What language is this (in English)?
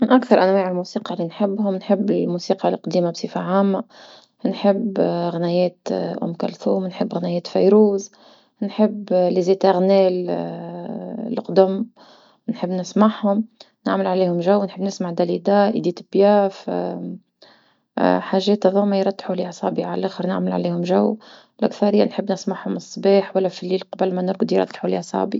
Tunisian Arabic